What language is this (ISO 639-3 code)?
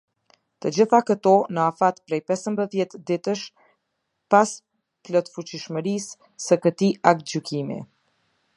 sqi